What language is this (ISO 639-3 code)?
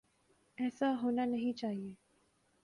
urd